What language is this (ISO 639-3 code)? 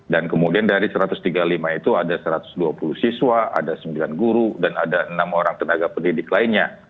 ind